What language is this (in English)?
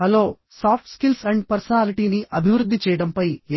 Telugu